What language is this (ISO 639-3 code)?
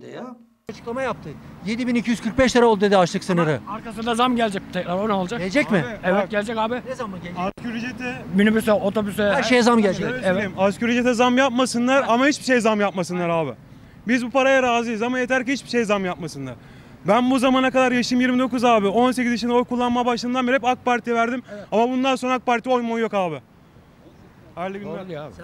tur